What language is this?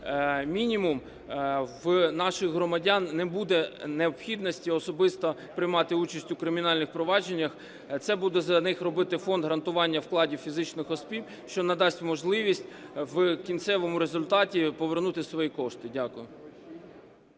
Ukrainian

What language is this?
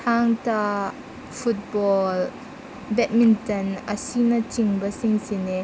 Manipuri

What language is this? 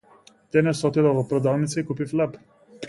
Macedonian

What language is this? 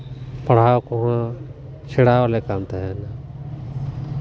Santali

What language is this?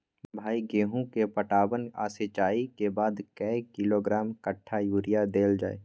Maithili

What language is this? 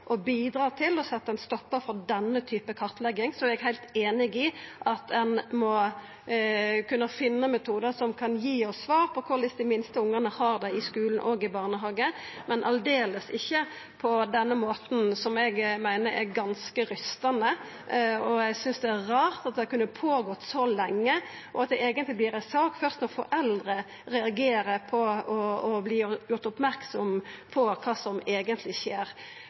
Norwegian Nynorsk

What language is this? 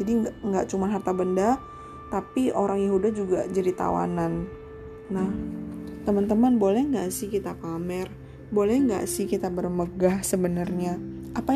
Indonesian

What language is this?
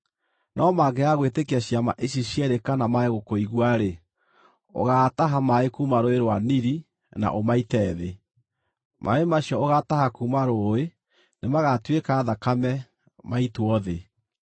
Kikuyu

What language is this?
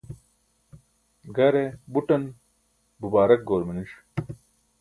Burushaski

